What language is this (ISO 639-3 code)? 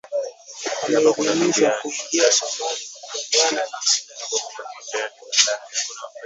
swa